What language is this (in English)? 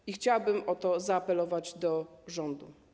Polish